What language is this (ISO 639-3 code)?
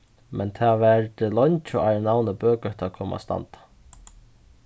fao